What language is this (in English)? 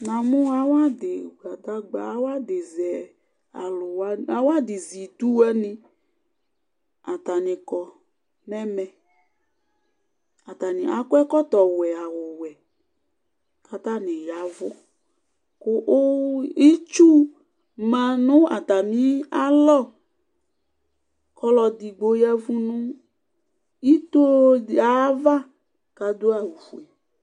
Ikposo